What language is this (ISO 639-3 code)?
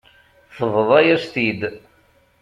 kab